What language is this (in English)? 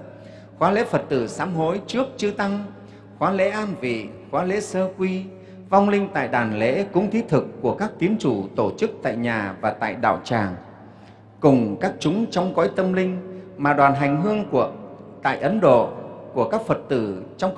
Vietnamese